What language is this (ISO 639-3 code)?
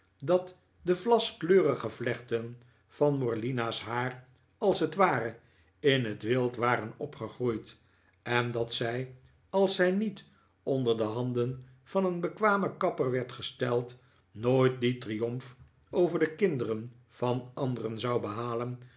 nld